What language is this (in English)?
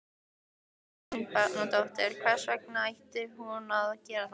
Icelandic